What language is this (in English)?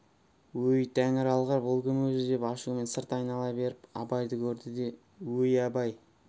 Kazakh